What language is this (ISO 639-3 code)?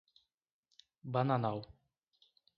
por